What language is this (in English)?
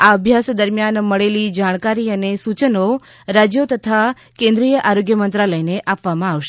Gujarati